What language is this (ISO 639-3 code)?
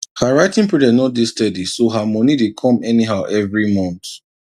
pcm